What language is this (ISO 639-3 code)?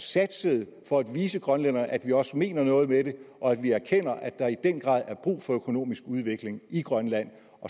dan